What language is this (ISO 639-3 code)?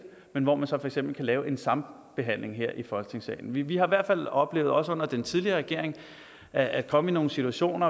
dan